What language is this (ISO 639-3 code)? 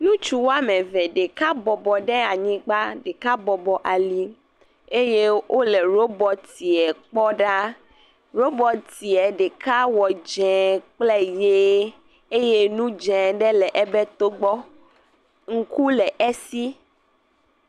ewe